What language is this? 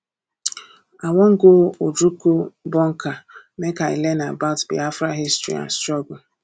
Nigerian Pidgin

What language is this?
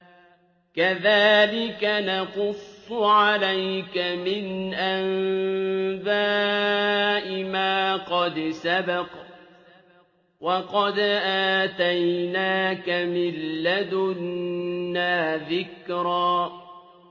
Arabic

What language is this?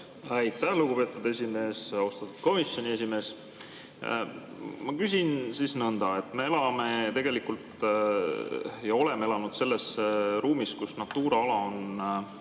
Estonian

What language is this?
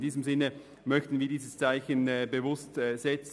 Swiss German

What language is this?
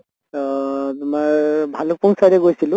Assamese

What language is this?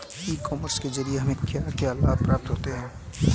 Hindi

